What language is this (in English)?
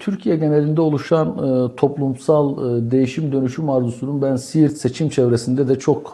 Turkish